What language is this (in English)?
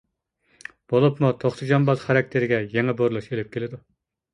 Uyghur